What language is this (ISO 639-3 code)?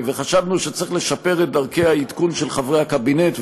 heb